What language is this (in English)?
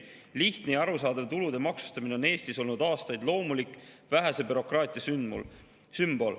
Estonian